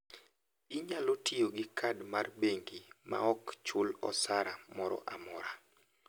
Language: Luo (Kenya and Tanzania)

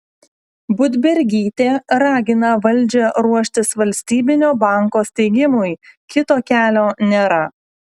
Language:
Lithuanian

